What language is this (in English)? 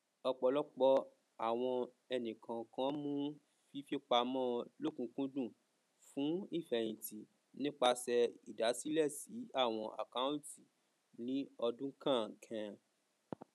Yoruba